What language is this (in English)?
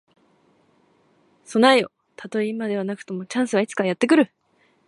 Japanese